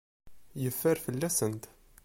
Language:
Kabyle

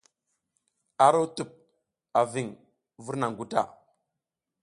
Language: South Giziga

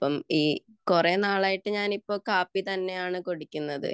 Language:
Malayalam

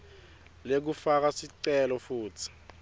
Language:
Swati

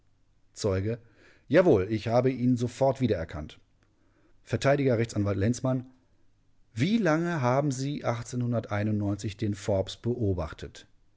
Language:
German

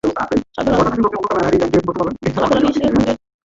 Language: Bangla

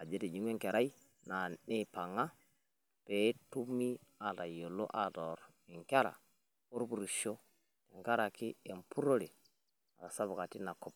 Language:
Masai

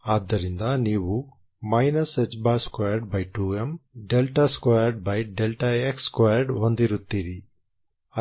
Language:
Kannada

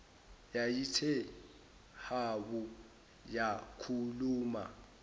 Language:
Zulu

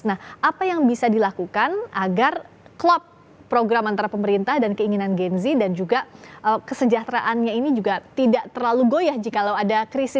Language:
Indonesian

